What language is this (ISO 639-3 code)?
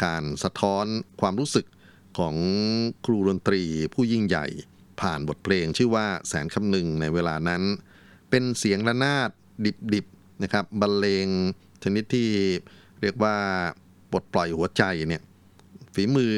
tha